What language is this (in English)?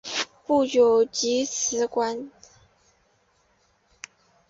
Chinese